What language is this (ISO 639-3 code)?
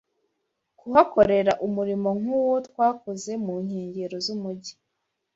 kin